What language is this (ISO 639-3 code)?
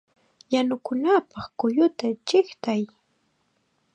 qxa